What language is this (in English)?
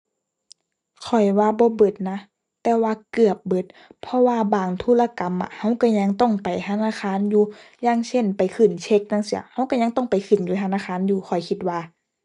Thai